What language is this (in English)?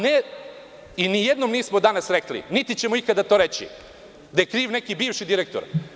Serbian